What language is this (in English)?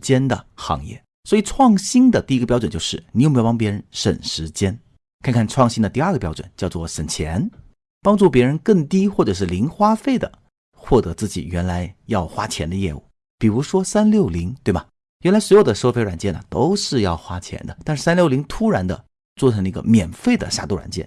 Chinese